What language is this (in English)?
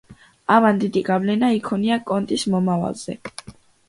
Georgian